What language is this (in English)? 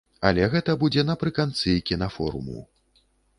Belarusian